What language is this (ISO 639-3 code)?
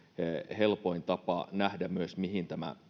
fin